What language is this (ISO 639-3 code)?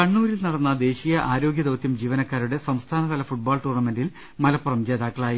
mal